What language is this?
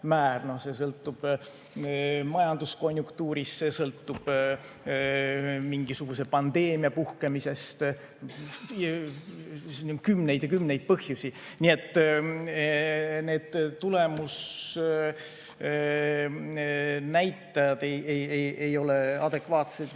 Estonian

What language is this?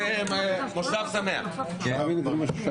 Hebrew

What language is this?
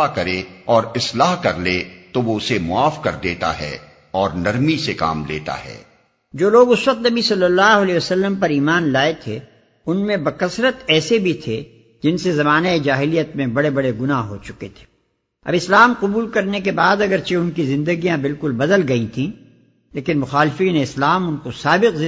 Urdu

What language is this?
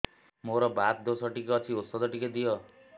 Odia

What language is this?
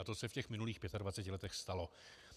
Czech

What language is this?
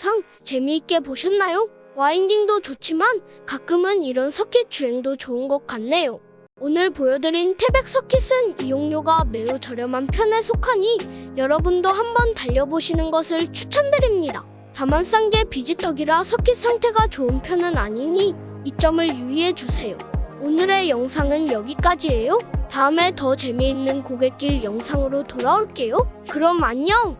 Korean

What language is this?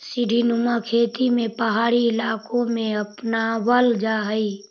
Magahi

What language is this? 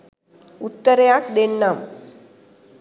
Sinhala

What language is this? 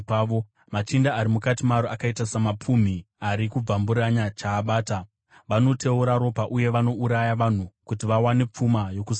Shona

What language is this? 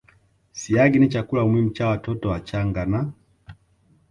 Swahili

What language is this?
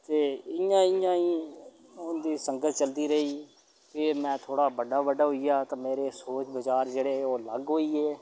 Dogri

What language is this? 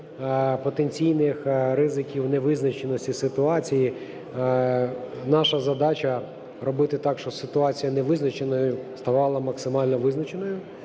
Ukrainian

